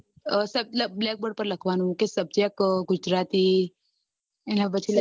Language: Gujarati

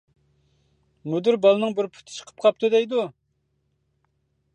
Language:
Uyghur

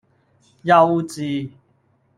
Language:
Cantonese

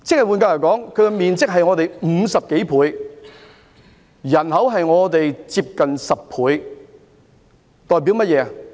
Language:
Cantonese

